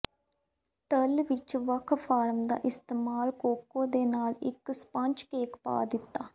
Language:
Punjabi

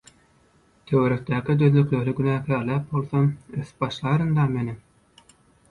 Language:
Turkmen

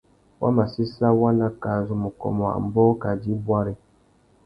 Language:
Tuki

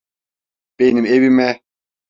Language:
Turkish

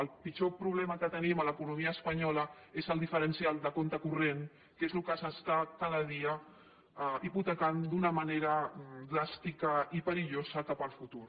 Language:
Catalan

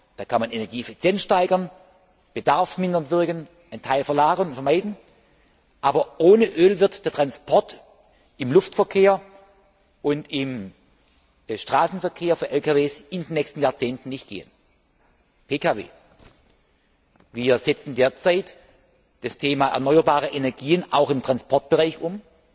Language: German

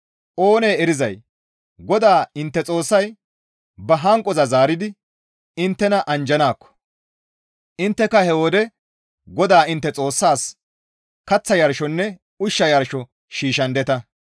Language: Gamo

